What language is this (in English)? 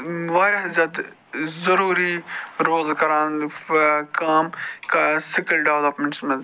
Kashmiri